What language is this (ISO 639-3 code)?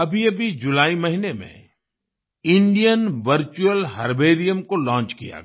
hin